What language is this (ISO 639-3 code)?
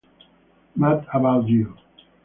ita